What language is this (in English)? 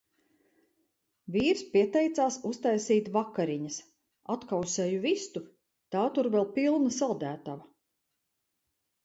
Latvian